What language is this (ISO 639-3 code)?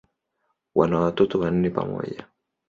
swa